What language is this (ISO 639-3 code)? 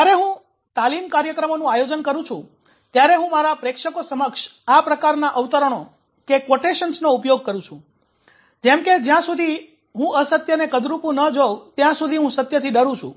guj